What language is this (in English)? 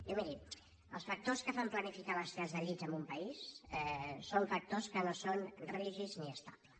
Catalan